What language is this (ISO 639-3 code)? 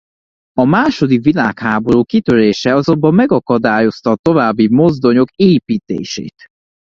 hun